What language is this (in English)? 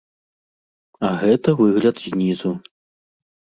Belarusian